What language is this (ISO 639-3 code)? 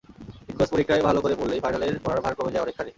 ben